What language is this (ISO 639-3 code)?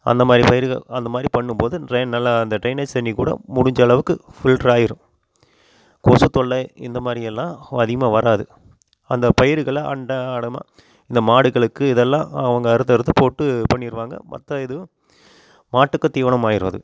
tam